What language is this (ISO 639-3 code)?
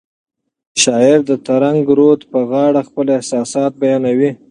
pus